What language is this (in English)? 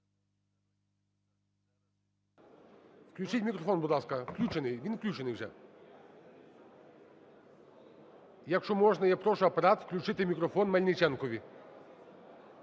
Ukrainian